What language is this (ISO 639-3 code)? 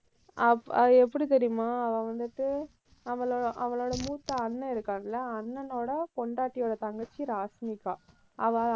tam